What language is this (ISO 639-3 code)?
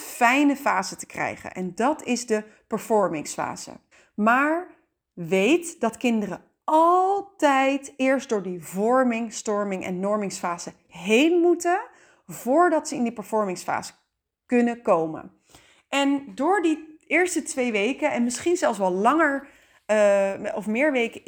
nld